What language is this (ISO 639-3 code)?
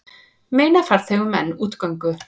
isl